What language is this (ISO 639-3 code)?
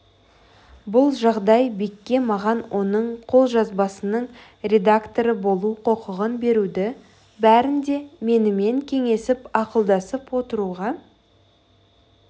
kaz